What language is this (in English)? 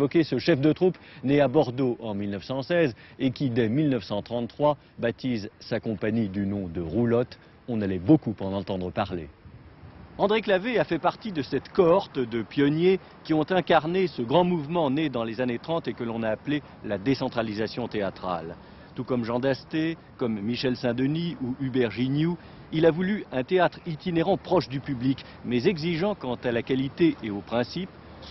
French